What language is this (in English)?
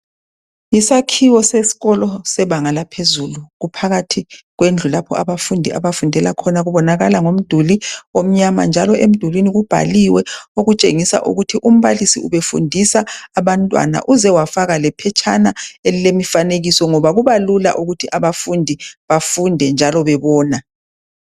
North Ndebele